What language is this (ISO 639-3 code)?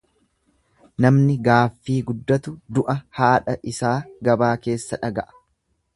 orm